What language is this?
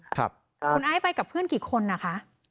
Thai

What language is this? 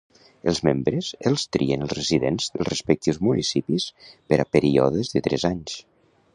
Catalan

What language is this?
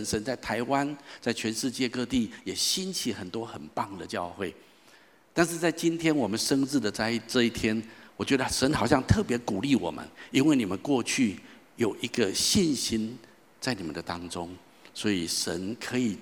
Chinese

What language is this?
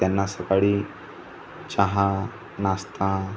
Marathi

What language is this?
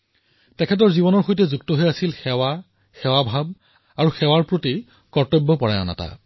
Assamese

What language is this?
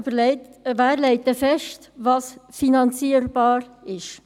Swiss German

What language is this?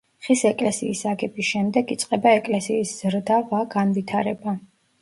Georgian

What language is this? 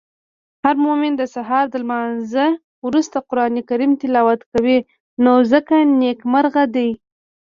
Pashto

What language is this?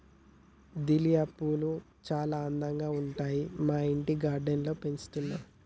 Telugu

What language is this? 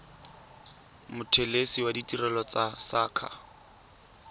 Tswana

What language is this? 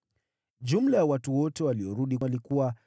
Swahili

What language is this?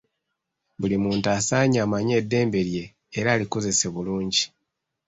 Ganda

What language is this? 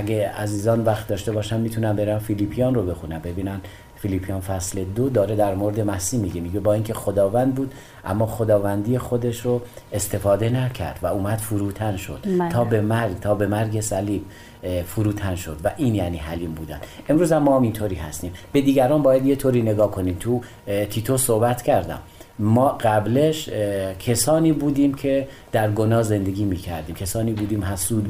Persian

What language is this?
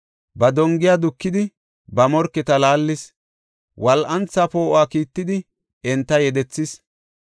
Gofa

